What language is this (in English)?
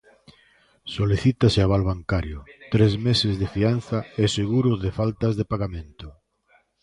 Galician